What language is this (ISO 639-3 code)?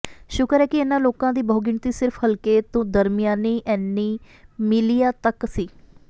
pan